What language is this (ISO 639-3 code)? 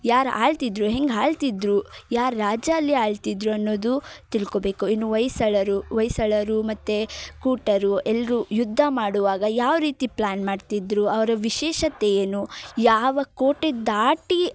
kan